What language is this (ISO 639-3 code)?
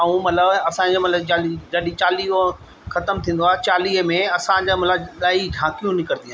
snd